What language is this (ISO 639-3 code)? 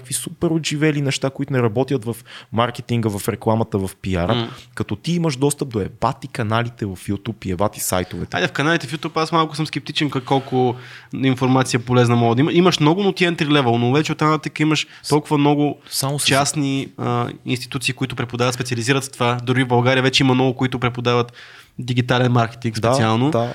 bul